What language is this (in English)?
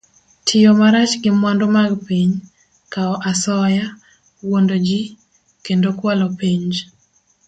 Luo (Kenya and Tanzania)